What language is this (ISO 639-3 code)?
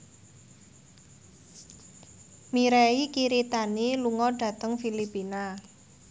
jav